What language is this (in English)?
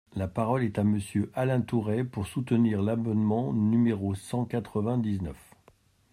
French